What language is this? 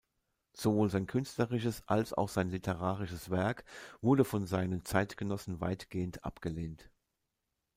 German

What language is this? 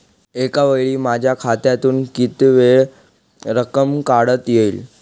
Marathi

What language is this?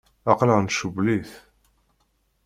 Kabyle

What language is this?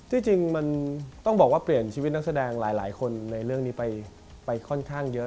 Thai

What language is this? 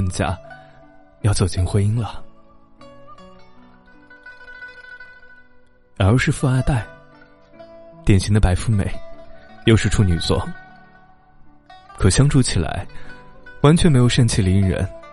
Chinese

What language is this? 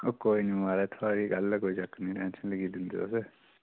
Dogri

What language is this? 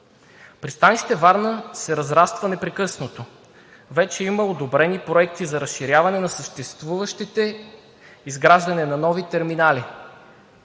Bulgarian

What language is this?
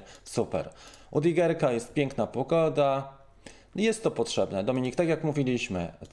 Polish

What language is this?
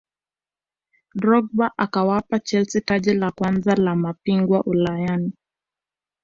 Swahili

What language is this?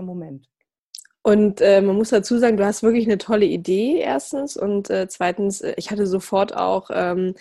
German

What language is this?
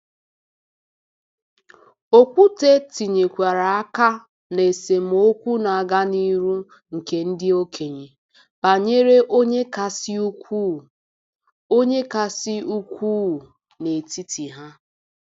Igbo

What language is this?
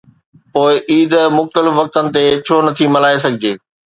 Sindhi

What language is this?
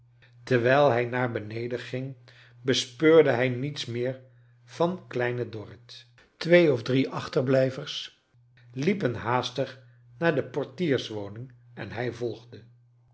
Dutch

